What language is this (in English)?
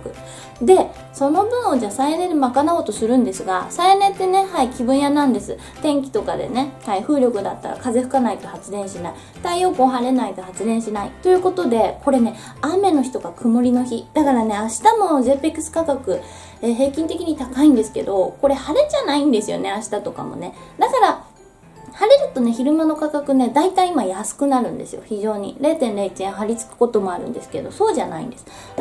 Japanese